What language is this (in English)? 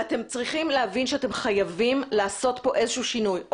Hebrew